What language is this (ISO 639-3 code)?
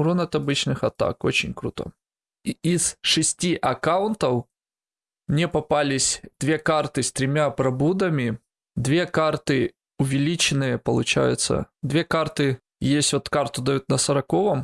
rus